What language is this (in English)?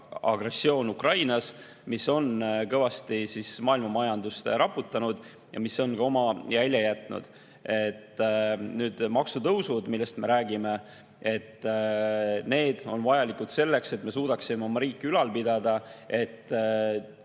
Estonian